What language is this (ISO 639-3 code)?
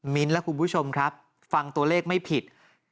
tha